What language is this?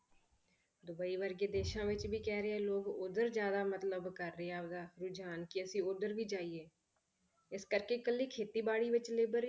Punjabi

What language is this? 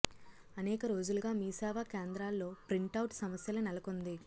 Telugu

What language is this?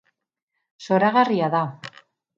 Basque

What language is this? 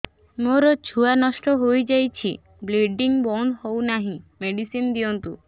Odia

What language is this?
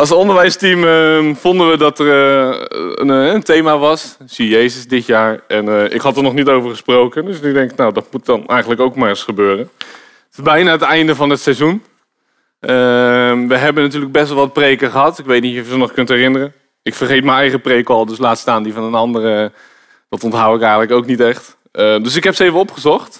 Dutch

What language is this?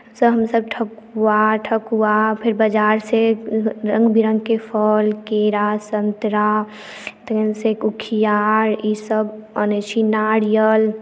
Maithili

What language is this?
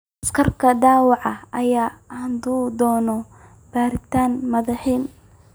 Somali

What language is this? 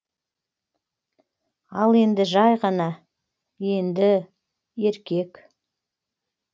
Kazakh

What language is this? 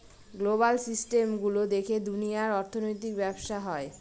Bangla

